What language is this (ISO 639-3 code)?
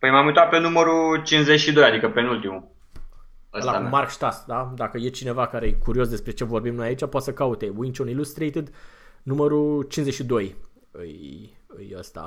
ron